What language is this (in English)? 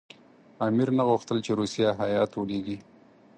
Pashto